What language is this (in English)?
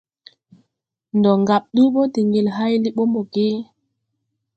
Tupuri